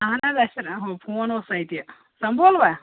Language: Kashmiri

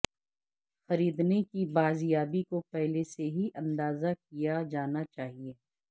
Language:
Urdu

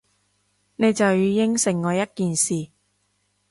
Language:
Cantonese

